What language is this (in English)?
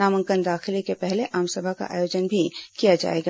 Hindi